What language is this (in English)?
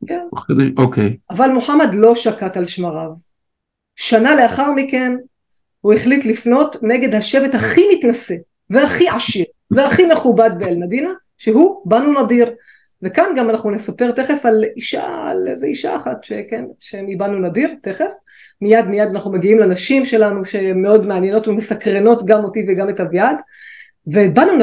Hebrew